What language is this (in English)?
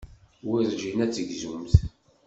Kabyle